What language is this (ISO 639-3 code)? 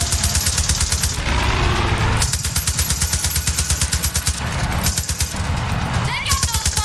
ind